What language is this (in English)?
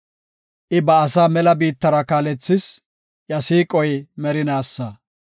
Gofa